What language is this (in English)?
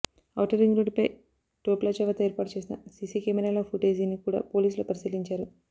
Telugu